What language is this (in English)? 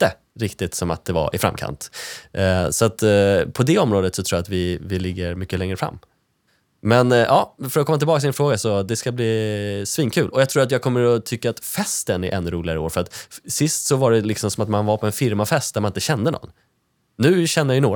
Swedish